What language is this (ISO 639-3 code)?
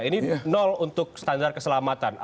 ind